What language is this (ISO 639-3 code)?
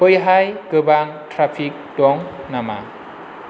brx